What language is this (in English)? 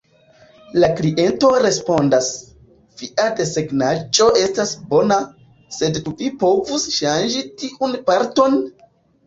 Esperanto